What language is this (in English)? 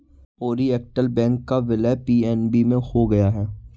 Hindi